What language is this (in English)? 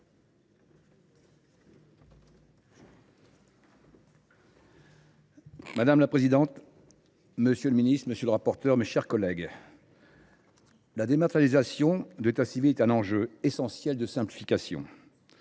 French